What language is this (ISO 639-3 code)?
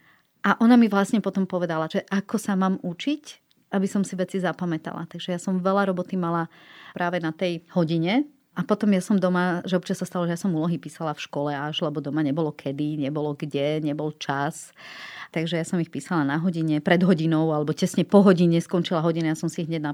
slk